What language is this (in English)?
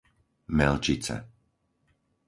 Slovak